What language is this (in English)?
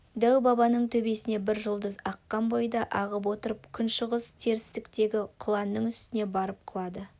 Kazakh